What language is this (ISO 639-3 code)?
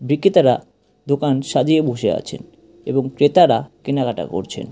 ben